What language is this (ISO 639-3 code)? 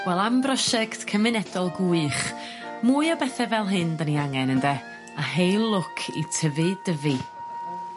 cym